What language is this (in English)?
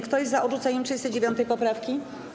Polish